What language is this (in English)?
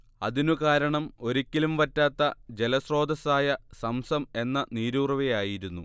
Malayalam